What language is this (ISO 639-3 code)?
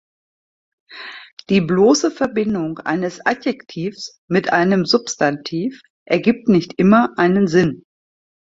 deu